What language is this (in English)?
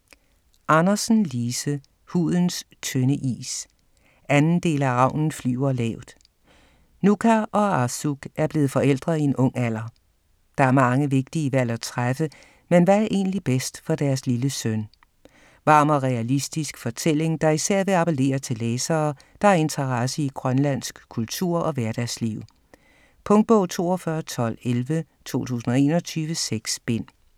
Danish